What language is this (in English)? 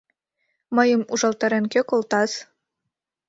Mari